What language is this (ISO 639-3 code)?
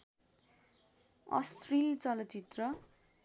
nep